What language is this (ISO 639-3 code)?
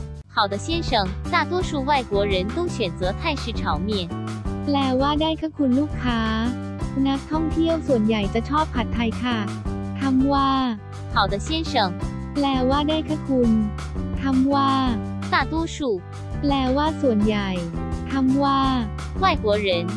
tha